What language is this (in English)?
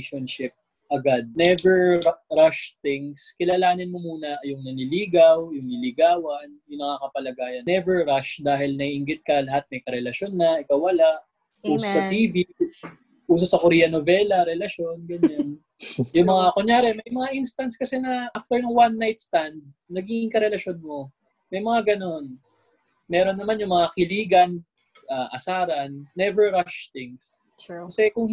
Filipino